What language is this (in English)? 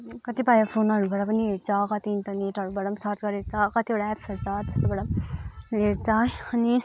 Nepali